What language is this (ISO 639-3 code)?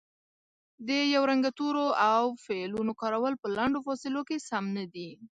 pus